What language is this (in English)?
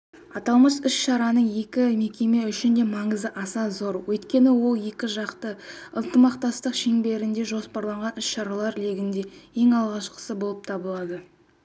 Kazakh